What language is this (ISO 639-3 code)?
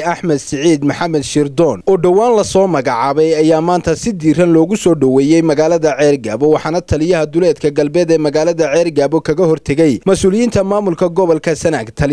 ara